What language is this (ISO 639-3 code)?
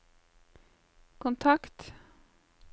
nor